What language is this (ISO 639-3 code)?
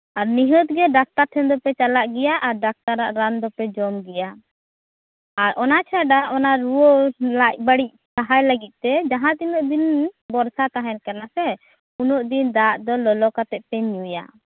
sat